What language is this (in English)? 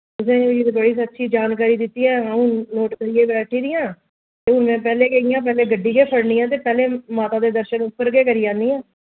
Dogri